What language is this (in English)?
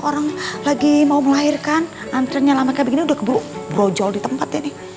Indonesian